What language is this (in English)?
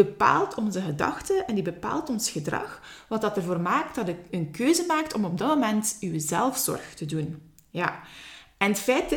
Dutch